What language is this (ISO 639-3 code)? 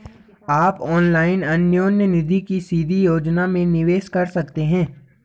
hin